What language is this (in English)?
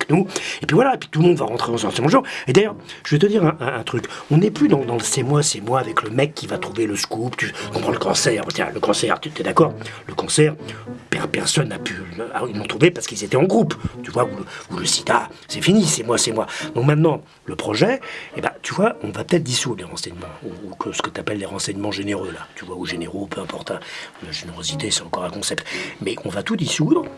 French